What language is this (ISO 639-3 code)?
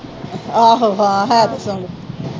pan